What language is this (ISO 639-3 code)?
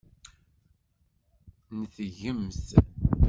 kab